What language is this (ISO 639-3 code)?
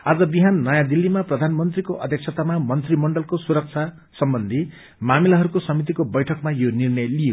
nep